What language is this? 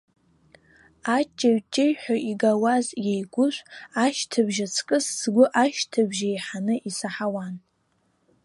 Abkhazian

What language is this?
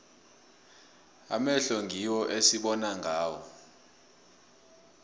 South Ndebele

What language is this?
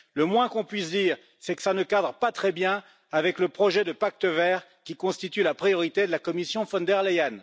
French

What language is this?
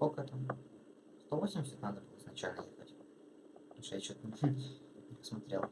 Russian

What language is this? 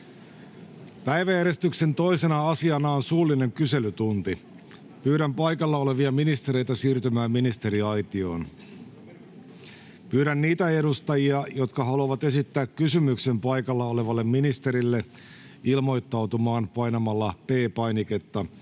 Finnish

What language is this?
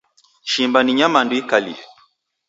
Taita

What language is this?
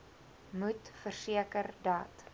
Afrikaans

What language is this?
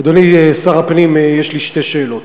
Hebrew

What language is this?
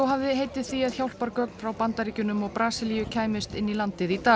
Icelandic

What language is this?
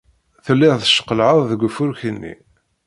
Kabyle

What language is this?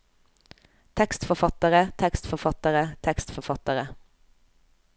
Norwegian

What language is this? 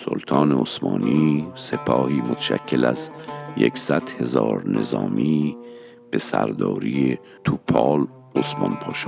Persian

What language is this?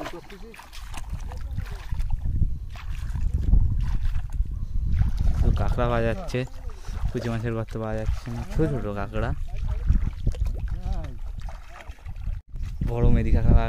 Thai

